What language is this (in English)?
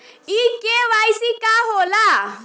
Bhojpuri